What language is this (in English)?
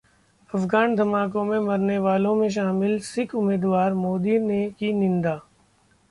Hindi